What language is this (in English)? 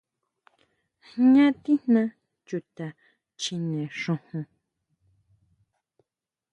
Huautla Mazatec